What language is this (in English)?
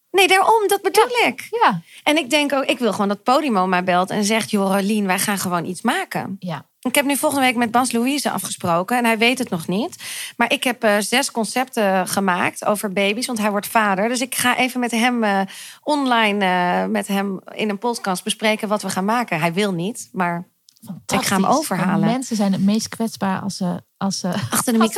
Dutch